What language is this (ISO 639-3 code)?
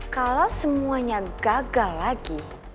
ind